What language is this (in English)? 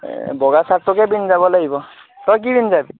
Assamese